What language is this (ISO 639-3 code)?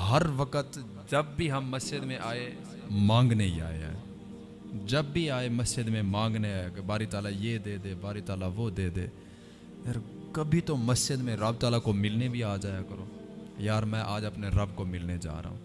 urd